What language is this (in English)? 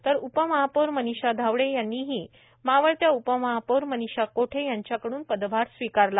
Marathi